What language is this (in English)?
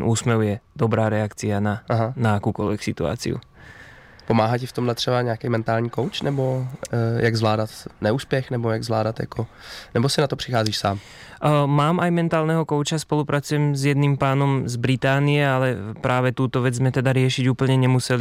Czech